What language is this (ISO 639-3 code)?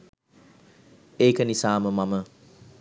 sin